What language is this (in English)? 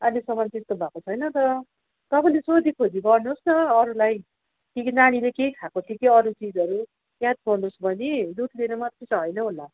Nepali